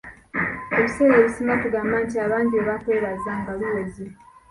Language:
Ganda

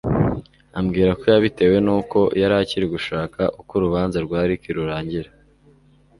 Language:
Kinyarwanda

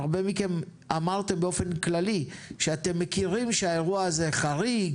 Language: Hebrew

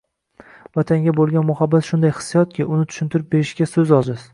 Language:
Uzbek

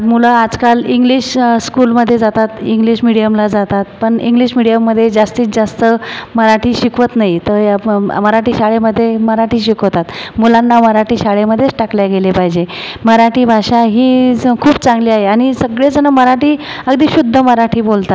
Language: Marathi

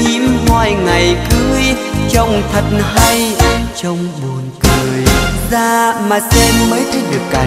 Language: Vietnamese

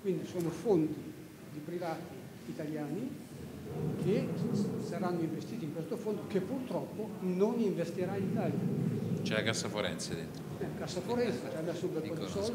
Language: Italian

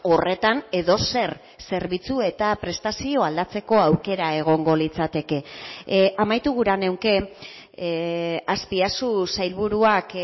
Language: Basque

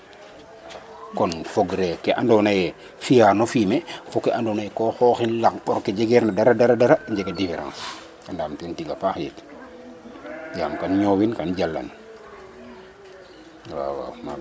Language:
Serer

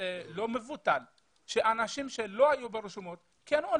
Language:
Hebrew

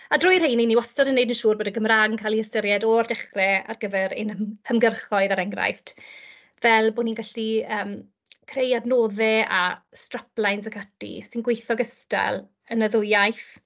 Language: Welsh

